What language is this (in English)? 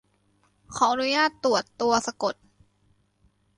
Thai